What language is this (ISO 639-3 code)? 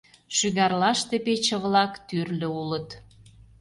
chm